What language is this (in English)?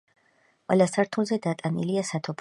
Georgian